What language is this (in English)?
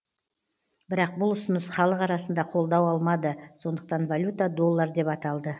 Kazakh